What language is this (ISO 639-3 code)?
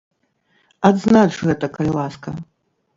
bel